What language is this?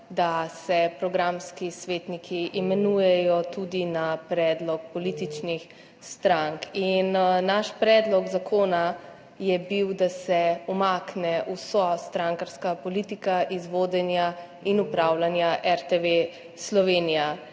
Slovenian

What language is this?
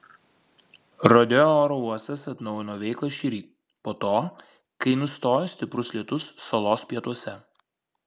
Lithuanian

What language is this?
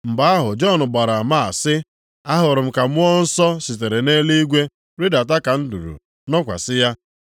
Igbo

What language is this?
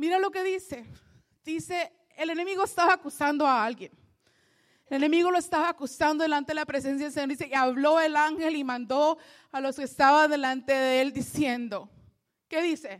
Spanish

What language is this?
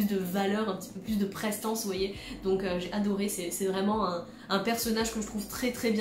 French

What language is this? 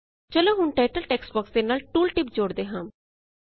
Punjabi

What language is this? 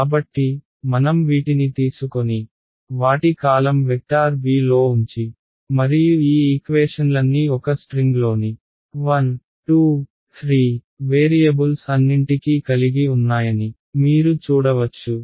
Telugu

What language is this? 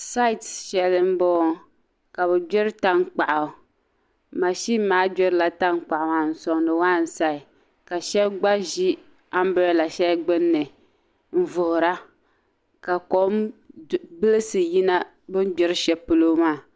Dagbani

